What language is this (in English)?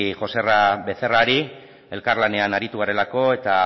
Basque